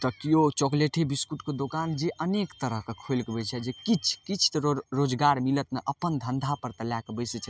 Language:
Maithili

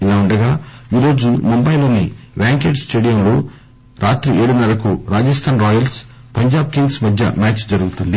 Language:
Telugu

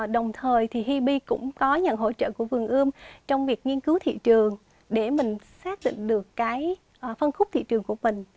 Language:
Vietnamese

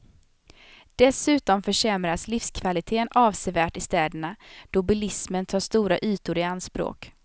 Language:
Swedish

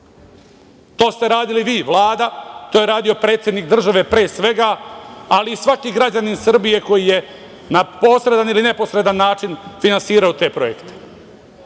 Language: Serbian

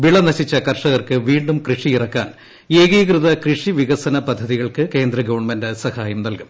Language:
Malayalam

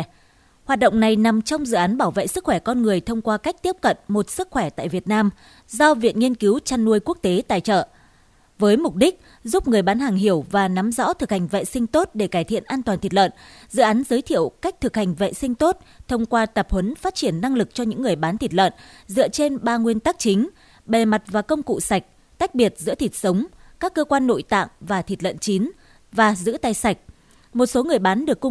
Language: Vietnamese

